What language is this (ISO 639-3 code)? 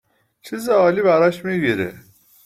fas